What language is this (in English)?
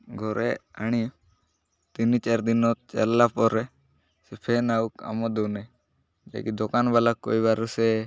Odia